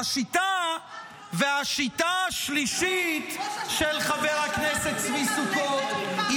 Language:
Hebrew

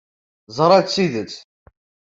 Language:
Kabyle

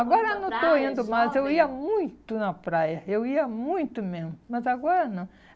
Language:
Portuguese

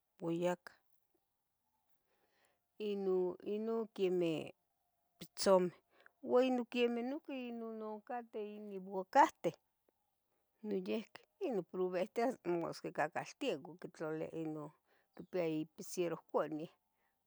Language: Tetelcingo Nahuatl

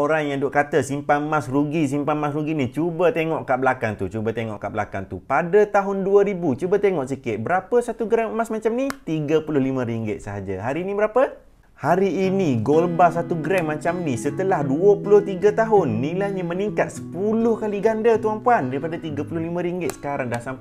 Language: Malay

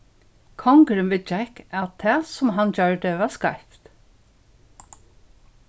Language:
Faroese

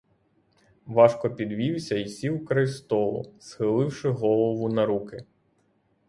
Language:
Ukrainian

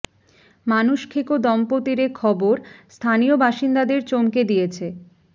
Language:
Bangla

